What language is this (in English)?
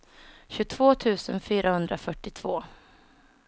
Swedish